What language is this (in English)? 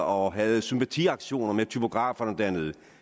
Danish